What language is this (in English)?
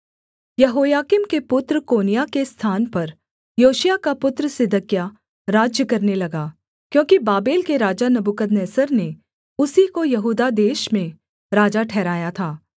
Hindi